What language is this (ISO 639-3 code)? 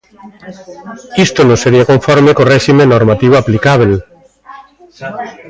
glg